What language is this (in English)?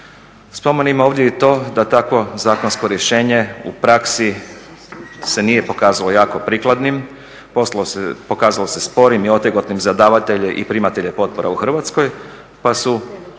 Croatian